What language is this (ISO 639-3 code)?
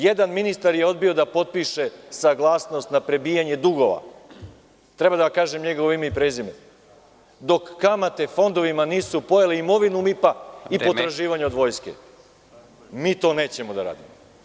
srp